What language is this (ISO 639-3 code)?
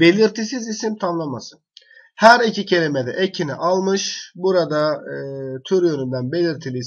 tur